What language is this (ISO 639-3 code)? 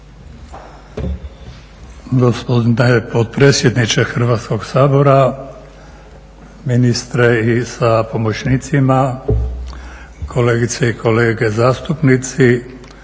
hrv